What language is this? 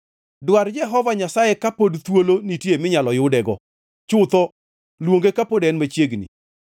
Luo (Kenya and Tanzania)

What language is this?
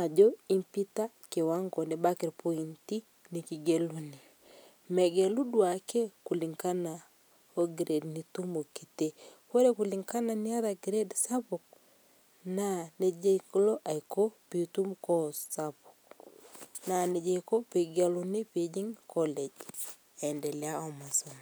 Masai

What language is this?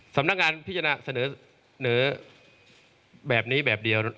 Thai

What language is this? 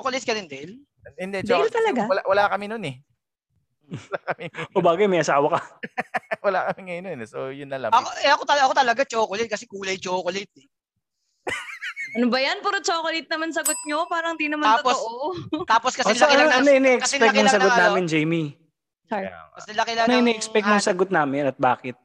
Filipino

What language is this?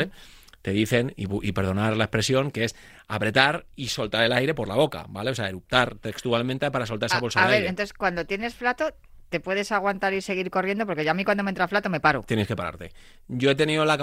Spanish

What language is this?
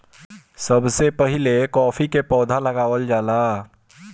Bhojpuri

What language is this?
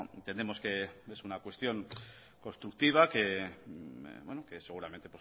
Spanish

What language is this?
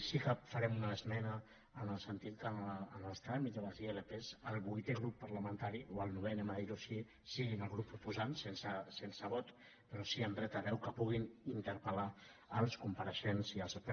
Catalan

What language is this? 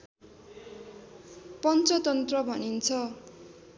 Nepali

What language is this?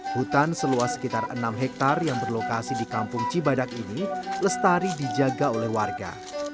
Indonesian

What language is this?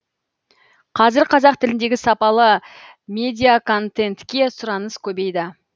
Kazakh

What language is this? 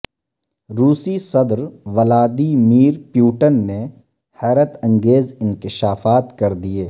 Urdu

